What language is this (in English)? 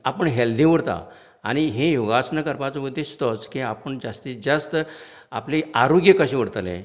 Konkani